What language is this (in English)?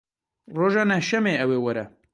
Kurdish